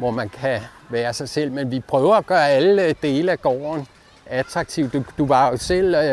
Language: Danish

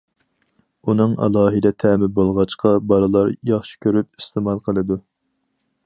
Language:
Uyghur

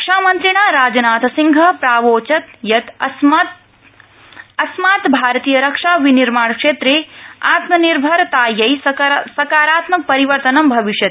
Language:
Sanskrit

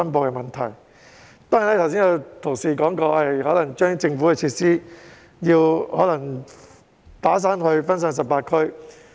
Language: Cantonese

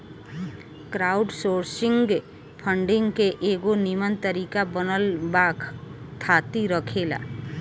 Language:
Bhojpuri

